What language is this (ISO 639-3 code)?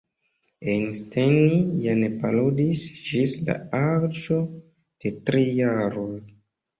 epo